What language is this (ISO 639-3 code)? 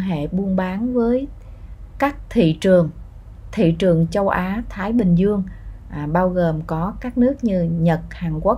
vie